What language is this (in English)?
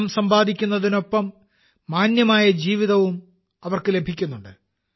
Malayalam